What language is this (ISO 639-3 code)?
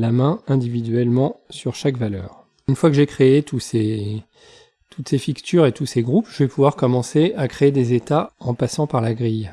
fra